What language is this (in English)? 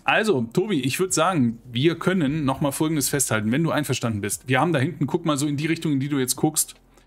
German